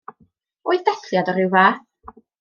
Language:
Welsh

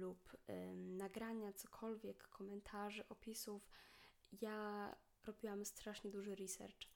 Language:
Polish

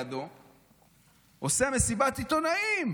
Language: Hebrew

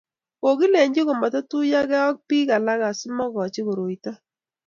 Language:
Kalenjin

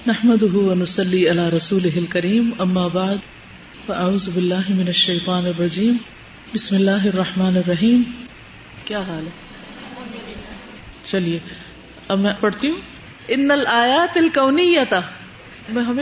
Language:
Urdu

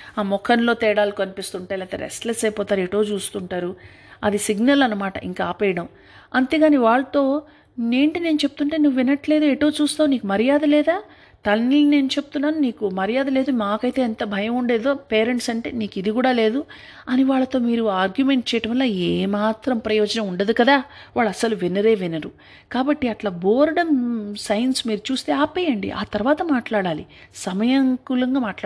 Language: Telugu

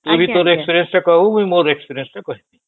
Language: Odia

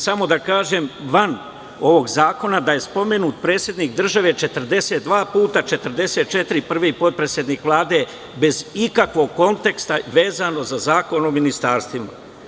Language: Serbian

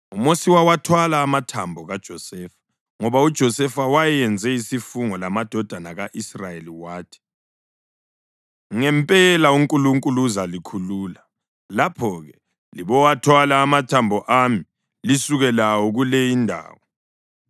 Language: North Ndebele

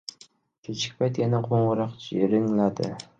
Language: Uzbek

